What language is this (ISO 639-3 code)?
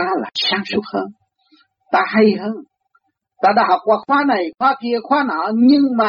vie